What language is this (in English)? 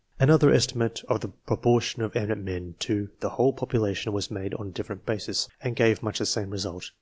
English